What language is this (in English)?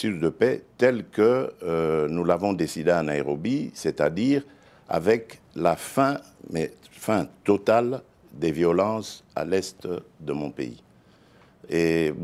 French